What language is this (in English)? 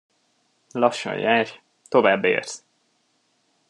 Hungarian